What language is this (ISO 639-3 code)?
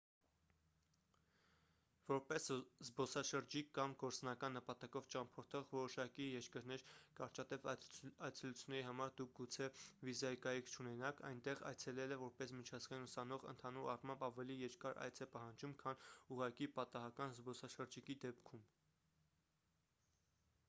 hye